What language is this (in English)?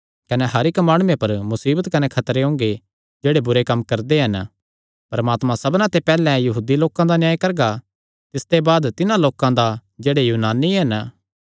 Kangri